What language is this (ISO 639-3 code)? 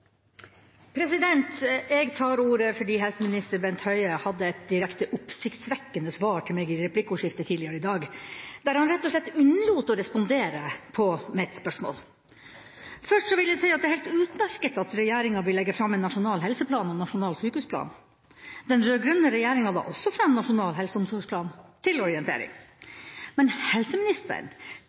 nor